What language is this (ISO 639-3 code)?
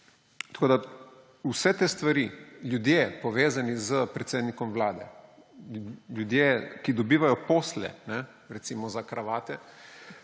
slv